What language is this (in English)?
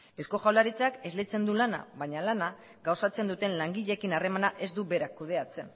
Basque